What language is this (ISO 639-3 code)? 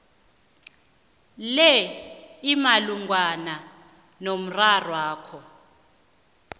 nbl